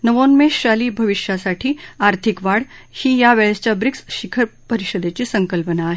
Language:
Marathi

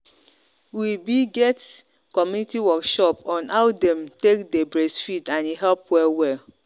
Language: Nigerian Pidgin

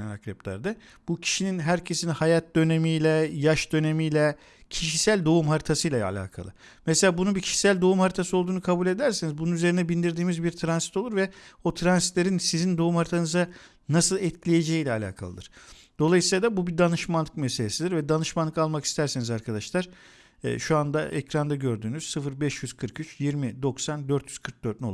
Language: Turkish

